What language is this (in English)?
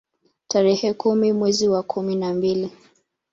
Swahili